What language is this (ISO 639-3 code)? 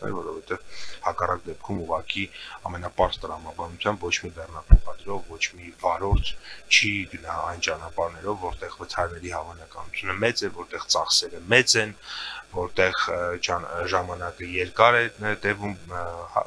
ron